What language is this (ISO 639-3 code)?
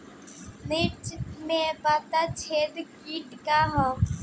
bho